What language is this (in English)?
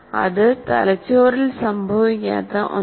Malayalam